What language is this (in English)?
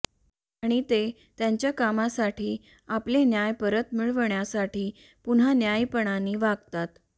Marathi